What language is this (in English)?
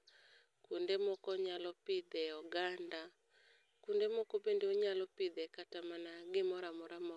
Luo (Kenya and Tanzania)